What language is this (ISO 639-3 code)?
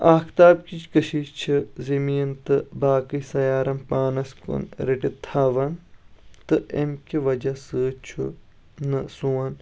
kas